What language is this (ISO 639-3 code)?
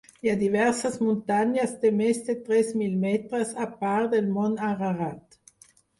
cat